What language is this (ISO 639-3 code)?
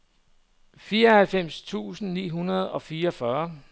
dan